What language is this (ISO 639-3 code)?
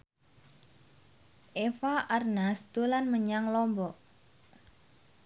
jav